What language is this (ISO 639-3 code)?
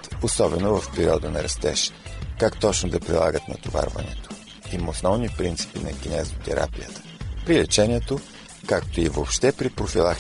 bul